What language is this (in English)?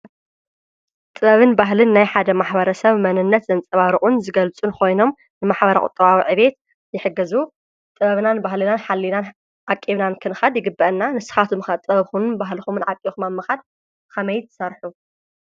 Tigrinya